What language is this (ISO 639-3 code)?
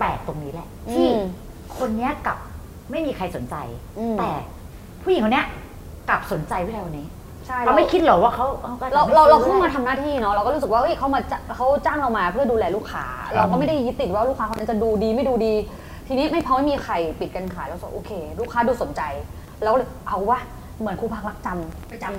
tha